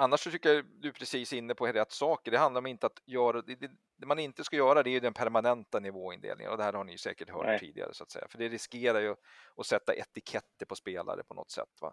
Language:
Swedish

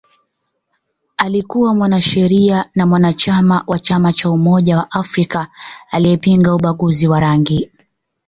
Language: Swahili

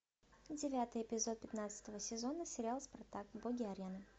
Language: Russian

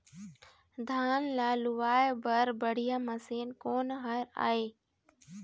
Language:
Chhattisgarhi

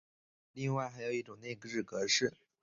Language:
Chinese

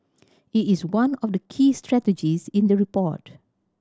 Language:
English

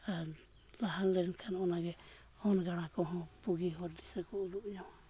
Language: Santali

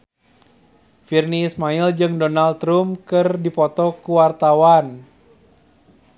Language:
Sundanese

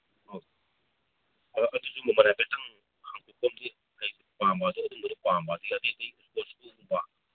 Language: Manipuri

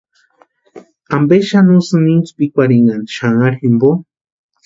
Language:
Western Highland Purepecha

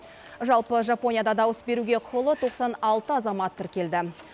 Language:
Kazakh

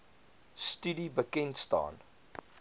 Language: Afrikaans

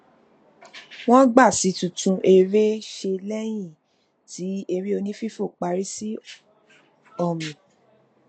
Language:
Yoruba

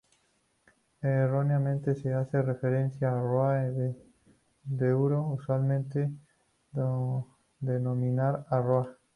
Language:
Spanish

